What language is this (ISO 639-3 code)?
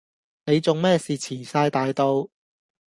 yue